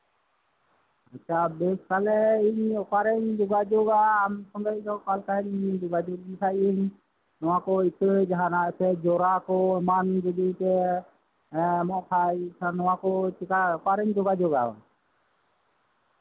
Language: Santali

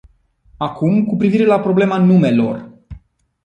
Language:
Romanian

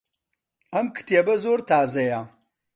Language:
Central Kurdish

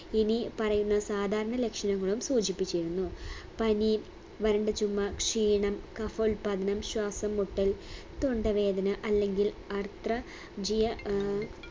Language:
Malayalam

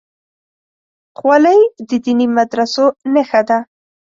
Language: Pashto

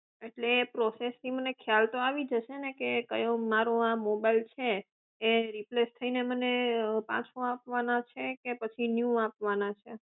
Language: Gujarati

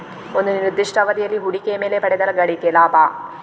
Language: Kannada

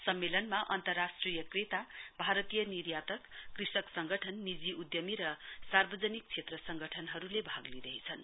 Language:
Nepali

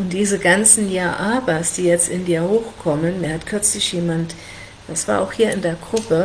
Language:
German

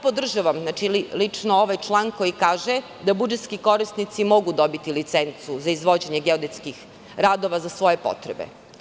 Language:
Serbian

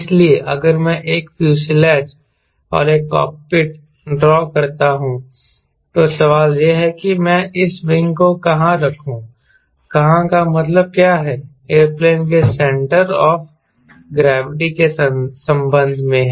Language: Hindi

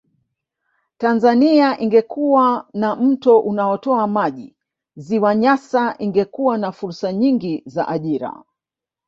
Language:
Swahili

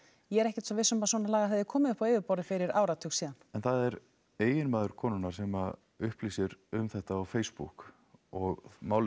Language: Icelandic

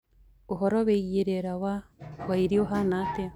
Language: Kikuyu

